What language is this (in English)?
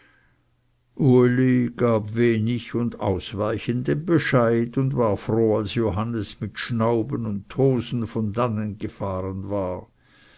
German